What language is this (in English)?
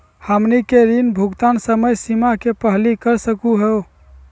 Magahi